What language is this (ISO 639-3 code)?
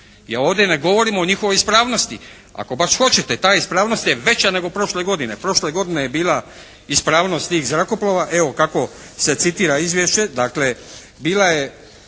hrv